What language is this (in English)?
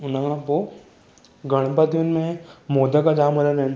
Sindhi